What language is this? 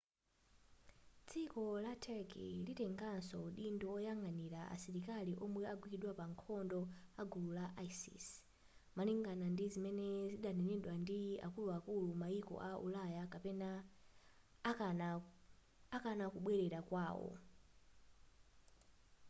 Nyanja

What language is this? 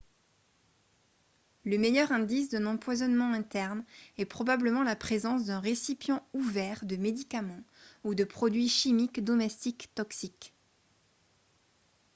French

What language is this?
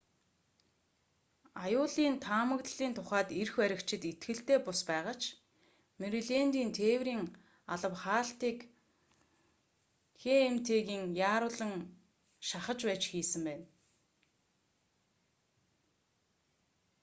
Mongolian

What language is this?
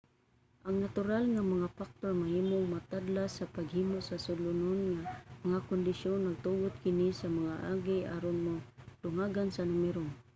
Cebuano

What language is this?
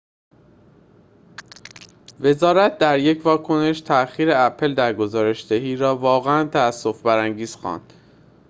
Persian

